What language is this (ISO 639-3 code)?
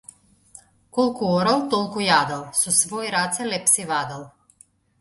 mkd